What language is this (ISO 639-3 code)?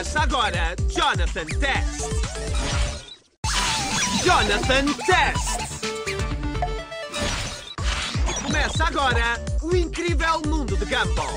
por